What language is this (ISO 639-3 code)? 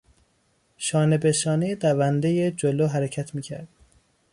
fas